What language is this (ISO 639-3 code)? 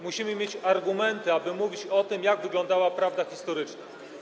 pol